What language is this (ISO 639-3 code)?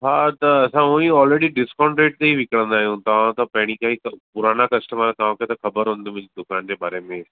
snd